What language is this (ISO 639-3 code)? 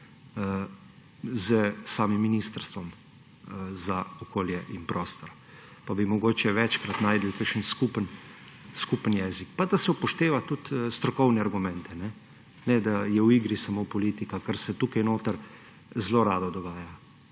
slv